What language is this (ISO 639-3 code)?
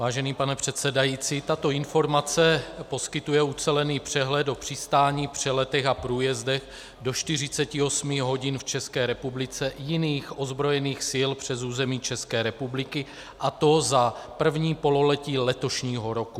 ces